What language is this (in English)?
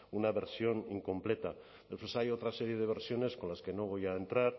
Spanish